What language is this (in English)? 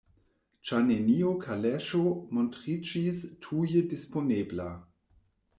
Esperanto